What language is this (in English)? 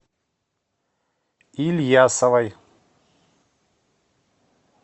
Russian